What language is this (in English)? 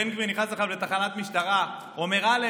Hebrew